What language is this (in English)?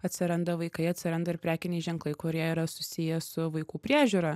Lithuanian